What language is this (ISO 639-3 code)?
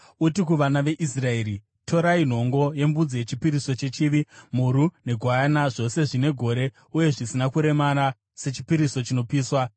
sna